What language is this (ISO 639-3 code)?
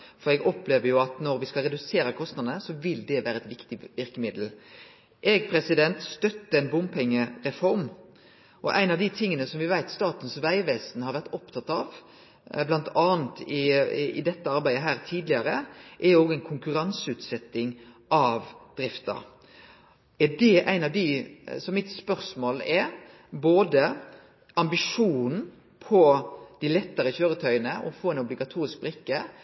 nno